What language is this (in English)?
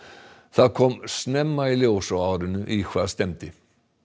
Icelandic